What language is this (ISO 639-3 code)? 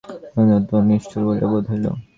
ben